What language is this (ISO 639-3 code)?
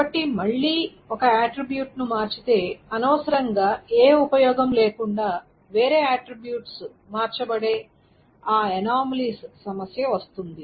tel